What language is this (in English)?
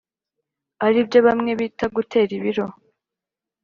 Kinyarwanda